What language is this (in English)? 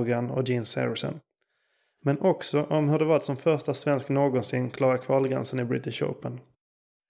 Swedish